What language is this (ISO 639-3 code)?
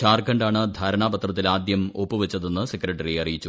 mal